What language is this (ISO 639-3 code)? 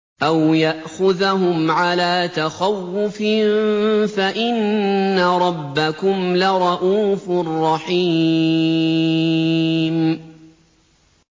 ara